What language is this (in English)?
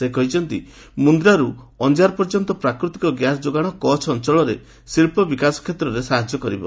Odia